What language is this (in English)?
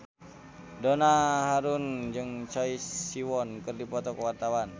Sundanese